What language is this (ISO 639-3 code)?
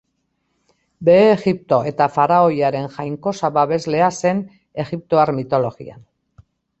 eus